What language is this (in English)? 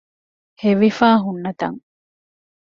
Divehi